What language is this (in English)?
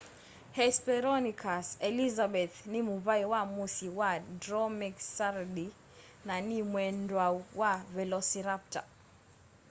Kamba